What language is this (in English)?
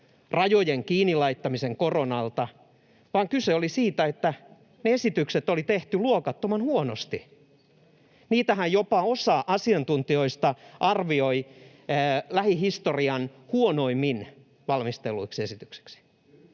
Finnish